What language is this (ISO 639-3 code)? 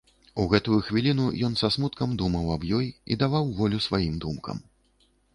bel